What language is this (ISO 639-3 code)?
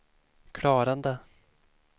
swe